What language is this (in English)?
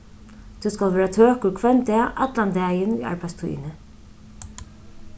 Faroese